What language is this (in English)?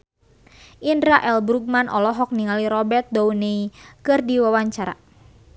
Sundanese